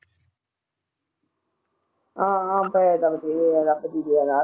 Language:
Punjabi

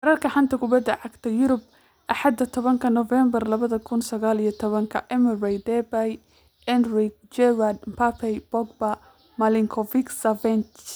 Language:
Somali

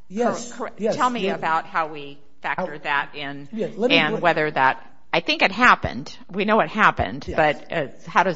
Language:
English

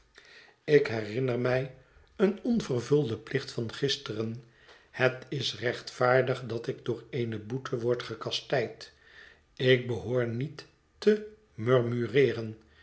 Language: Dutch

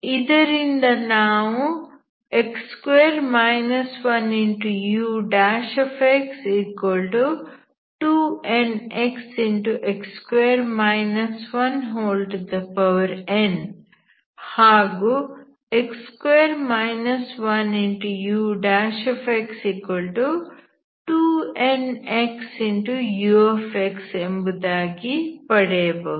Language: Kannada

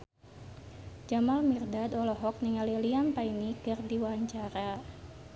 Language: Sundanese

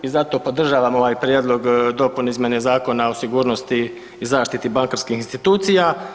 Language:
Croatian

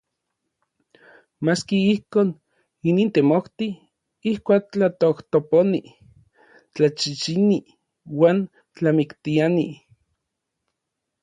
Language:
Orizaba Nahuatl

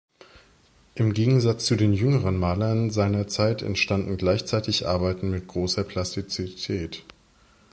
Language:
German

